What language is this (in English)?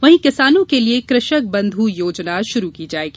Hindi